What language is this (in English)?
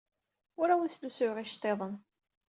Kabyle